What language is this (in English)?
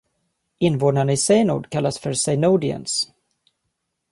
Swedish